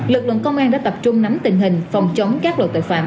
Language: Vietnamese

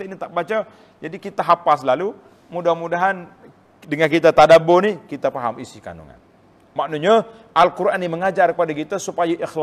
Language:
Malay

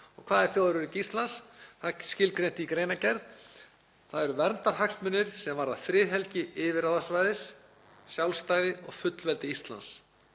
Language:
Icelandic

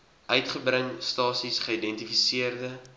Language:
Afrikaans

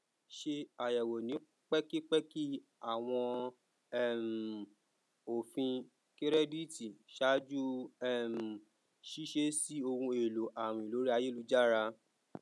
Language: Yoruba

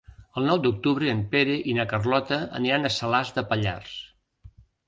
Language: Catalan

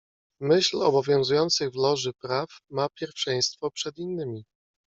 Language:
Polish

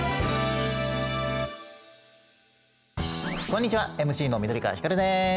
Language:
Japanese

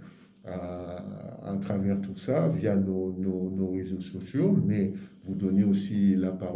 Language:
French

